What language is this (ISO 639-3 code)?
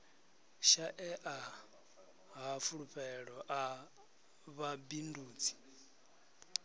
ven